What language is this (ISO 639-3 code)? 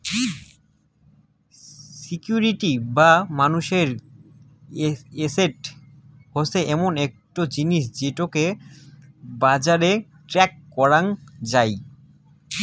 ben